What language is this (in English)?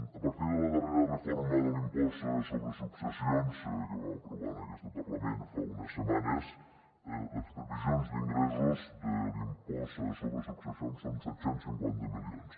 Catalan